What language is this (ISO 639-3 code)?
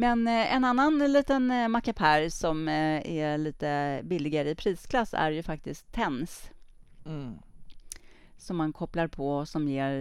swe